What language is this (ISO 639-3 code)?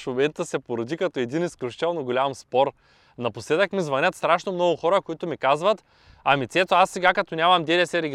bul